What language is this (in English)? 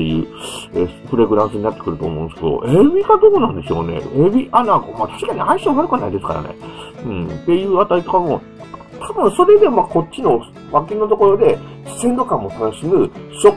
Japanese